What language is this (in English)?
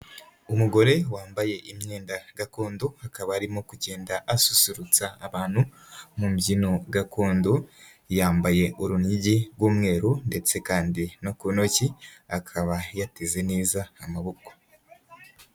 Kinyarwanda